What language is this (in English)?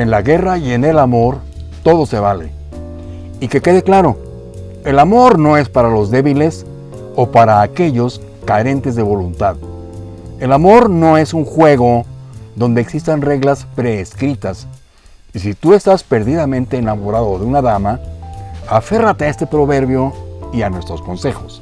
Spanish